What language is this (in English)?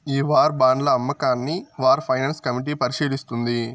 Telugu